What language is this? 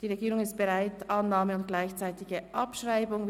Swiss German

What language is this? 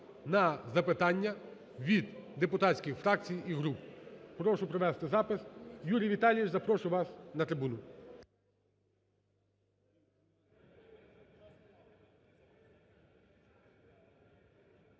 Ukrainian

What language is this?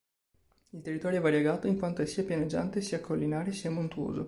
Italian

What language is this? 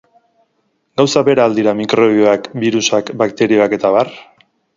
Basque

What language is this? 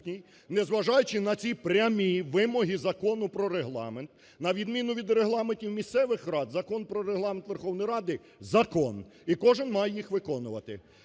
Ukrainian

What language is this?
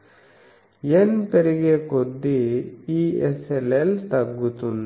Telugu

